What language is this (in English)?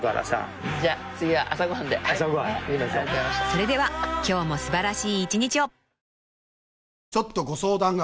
Japanese